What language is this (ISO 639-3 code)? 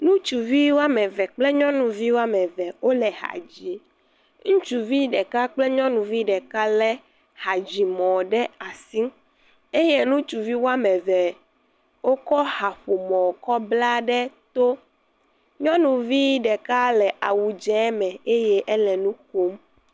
ewe